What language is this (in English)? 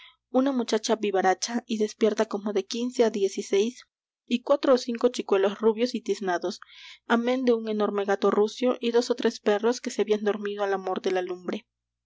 Spanish